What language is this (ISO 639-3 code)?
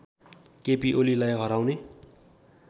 nep